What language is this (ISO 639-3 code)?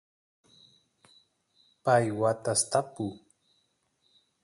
qus